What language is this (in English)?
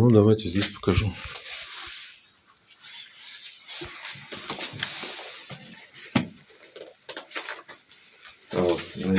Russian